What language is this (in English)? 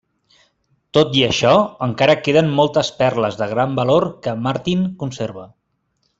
Catalan